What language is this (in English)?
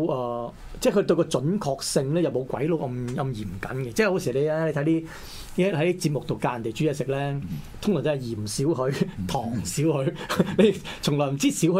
Chinese